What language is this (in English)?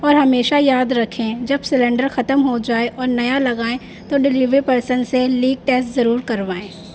Urdu